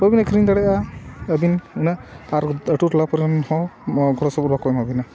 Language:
Santali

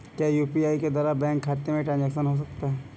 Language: Hindi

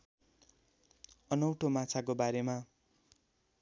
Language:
Nepali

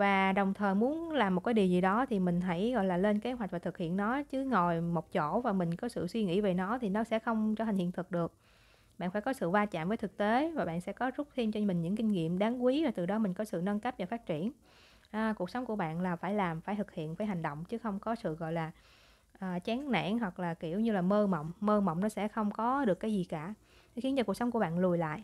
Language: Vietnamese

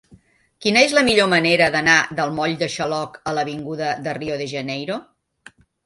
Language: Catalan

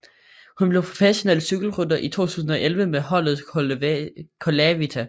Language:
Danish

